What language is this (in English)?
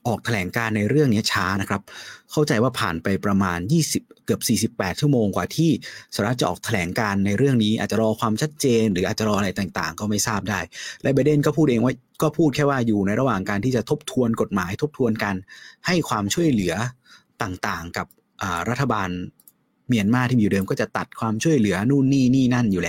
Thai